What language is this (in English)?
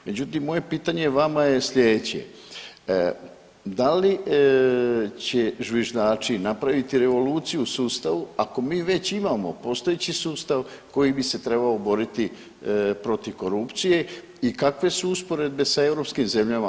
Croatian